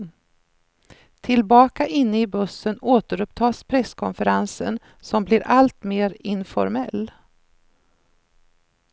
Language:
Swedish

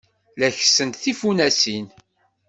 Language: Kabyle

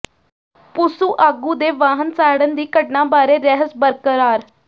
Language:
Punjabi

